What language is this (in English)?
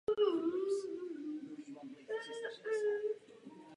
Czech